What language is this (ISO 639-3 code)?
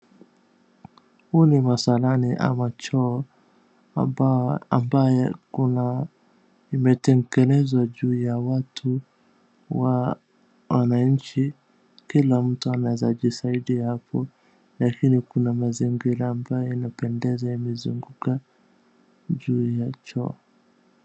swa